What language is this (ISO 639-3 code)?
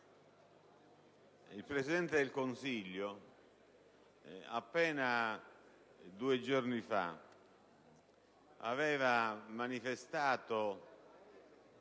ita